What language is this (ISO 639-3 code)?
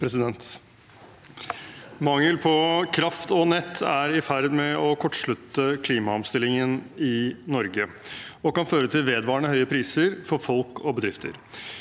nor